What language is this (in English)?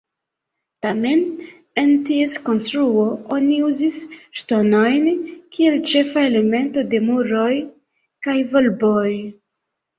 Esperanto